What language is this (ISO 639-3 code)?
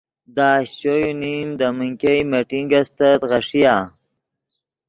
ydg